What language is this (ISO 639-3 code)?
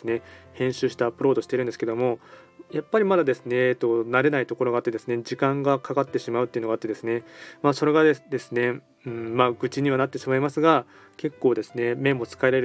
jpn